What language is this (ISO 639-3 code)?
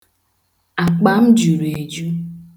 ibo